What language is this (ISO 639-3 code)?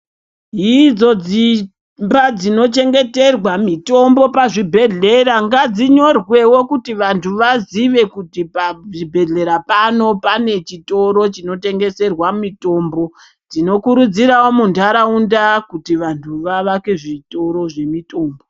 ndc